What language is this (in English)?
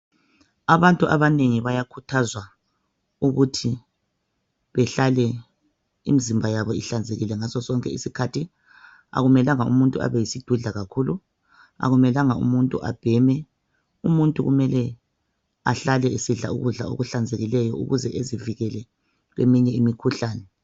North Ndebele